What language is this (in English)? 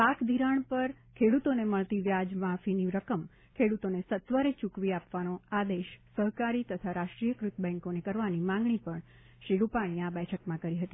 Gujarati